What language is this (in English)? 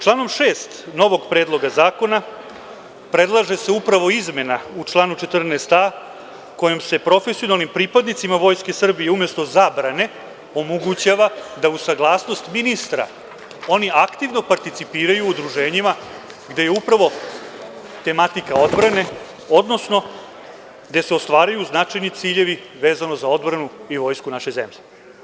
Serbian